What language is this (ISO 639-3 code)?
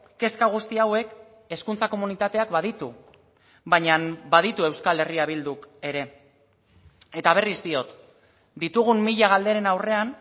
eus